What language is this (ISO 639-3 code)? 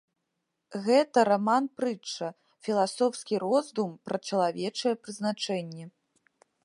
bel